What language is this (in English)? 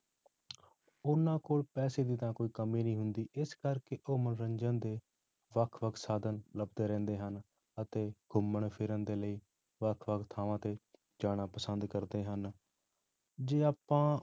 Punjabi